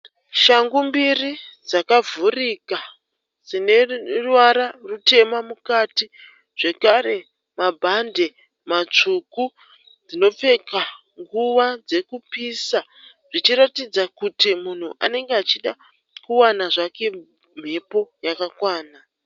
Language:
Shona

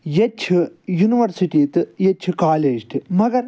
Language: Kashmiri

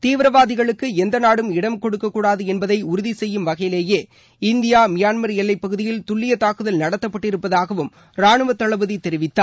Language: Tamil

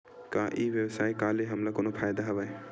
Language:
Chhattisgarhi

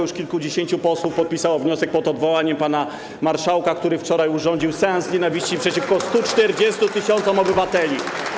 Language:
Polish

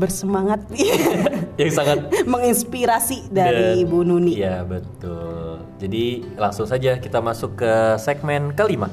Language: Indonesian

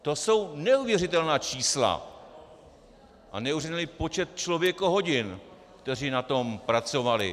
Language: Czech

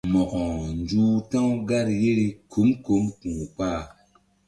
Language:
Mbum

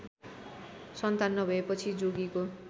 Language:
Nepali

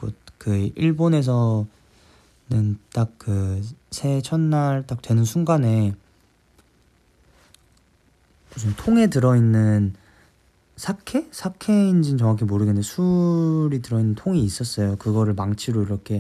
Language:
Korean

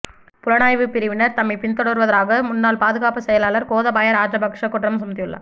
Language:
Tamil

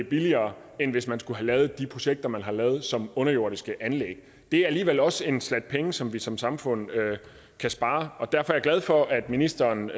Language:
Danish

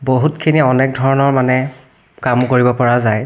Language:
Assamese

